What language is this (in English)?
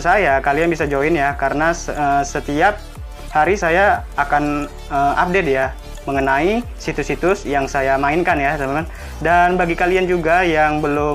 Indonesian